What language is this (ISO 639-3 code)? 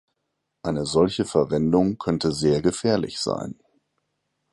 deu